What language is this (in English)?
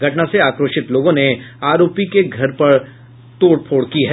Hindi